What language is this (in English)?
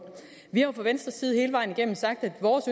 Danish